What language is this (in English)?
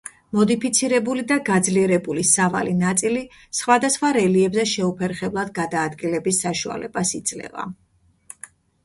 Georgian